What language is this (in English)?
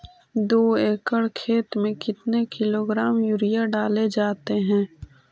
Magahi